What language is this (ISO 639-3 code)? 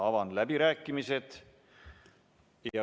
est